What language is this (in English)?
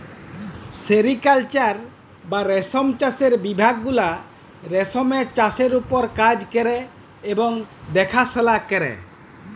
Bangla